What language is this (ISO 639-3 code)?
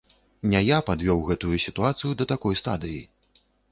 bel